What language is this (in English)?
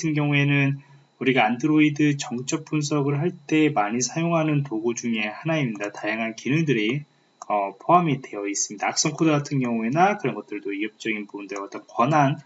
Korean